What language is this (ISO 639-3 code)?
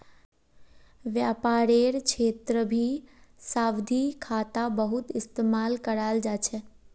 mag